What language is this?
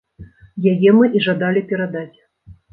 Belarusian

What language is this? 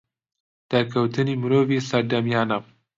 Central Kurdish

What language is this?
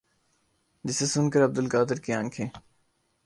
Urdu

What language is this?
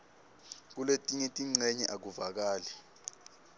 Swati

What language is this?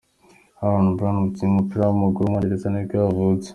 Kinyarwanda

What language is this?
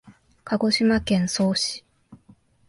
Japanese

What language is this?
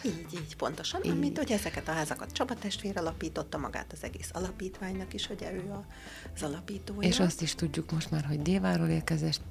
Hungarian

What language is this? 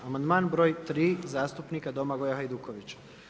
Croatian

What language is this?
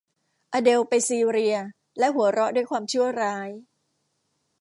Thai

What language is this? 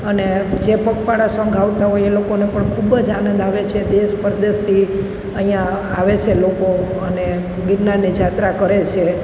Gujarati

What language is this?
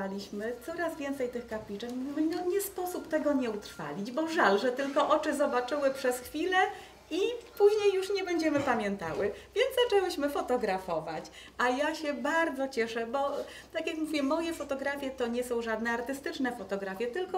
Polish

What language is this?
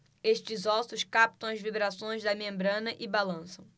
Portuguese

